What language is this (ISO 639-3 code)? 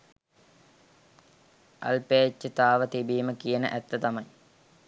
sin